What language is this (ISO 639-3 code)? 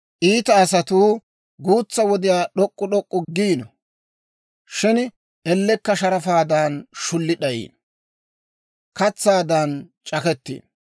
dwr